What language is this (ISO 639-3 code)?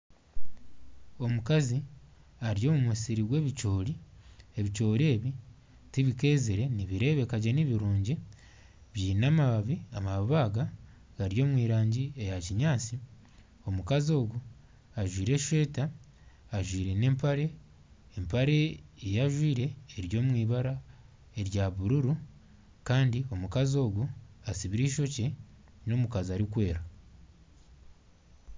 nyn